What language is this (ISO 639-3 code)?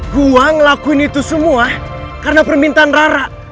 ind